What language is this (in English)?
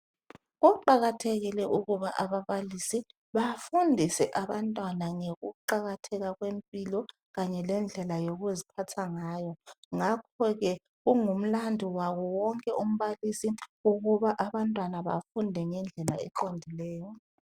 North Ndebele